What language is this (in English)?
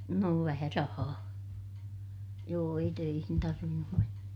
Finnish